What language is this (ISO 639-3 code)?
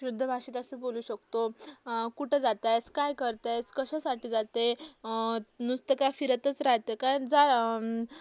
mar